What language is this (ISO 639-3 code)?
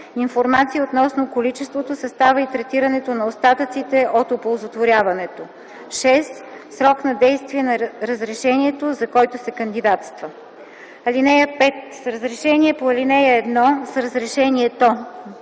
bul